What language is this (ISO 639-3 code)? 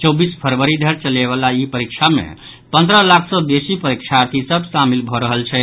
mai